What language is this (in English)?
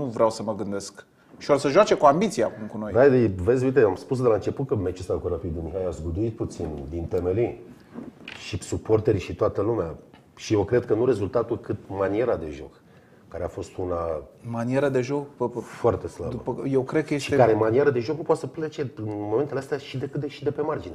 Romanian